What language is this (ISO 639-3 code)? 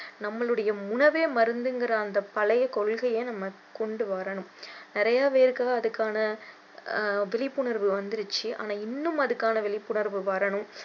tam